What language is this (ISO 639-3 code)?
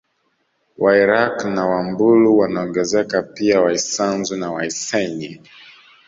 swa